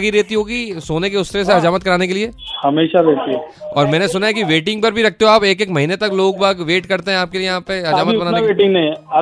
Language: Hindi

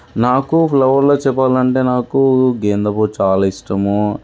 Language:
Telugu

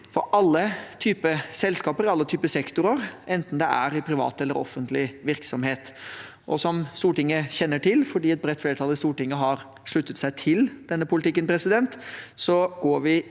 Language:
Norwegian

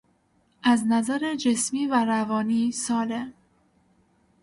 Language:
Persian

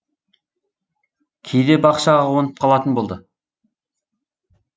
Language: Kazakh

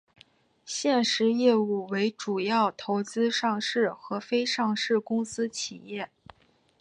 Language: Chinese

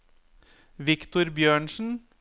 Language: Norwegian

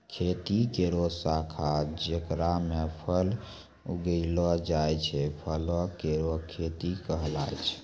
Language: Maithili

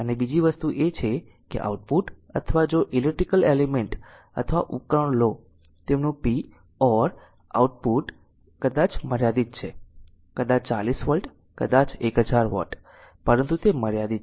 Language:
Gujarati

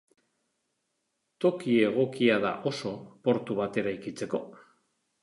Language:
Basque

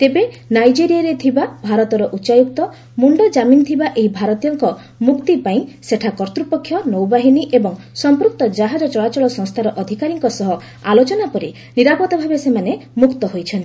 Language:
Odia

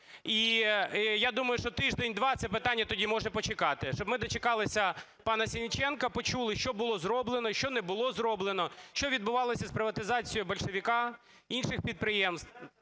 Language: Ukrainian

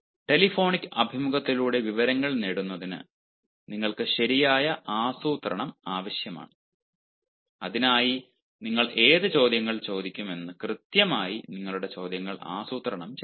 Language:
Malayalam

